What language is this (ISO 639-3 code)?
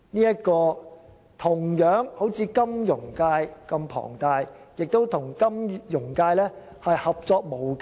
yue